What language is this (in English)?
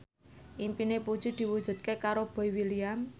Javanese